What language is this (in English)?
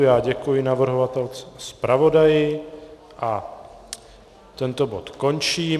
Czech